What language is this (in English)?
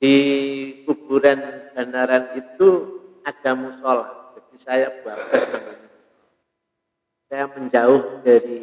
Indonesian